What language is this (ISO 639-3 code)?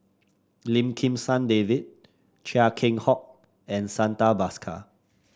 eng